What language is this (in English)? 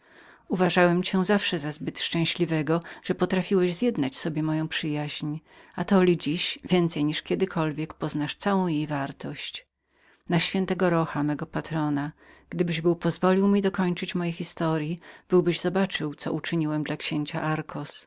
Polish